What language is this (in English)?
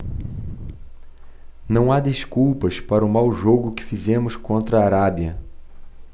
Portuguese